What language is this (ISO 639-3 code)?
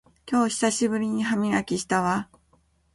jpn